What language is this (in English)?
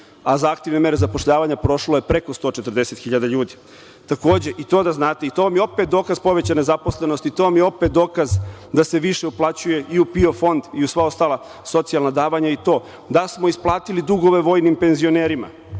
Serbian